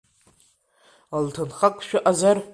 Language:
Abkhazian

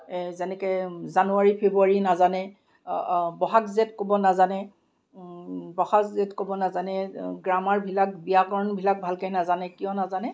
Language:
Assamese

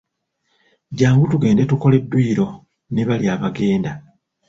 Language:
Ganda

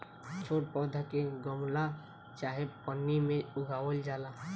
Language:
Bhojpuri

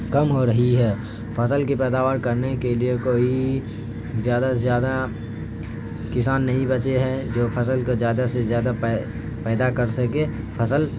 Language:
Urdu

